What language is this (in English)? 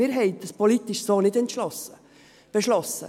Swiss German